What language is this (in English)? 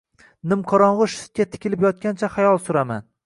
Uzbek